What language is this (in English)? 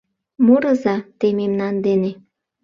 Mari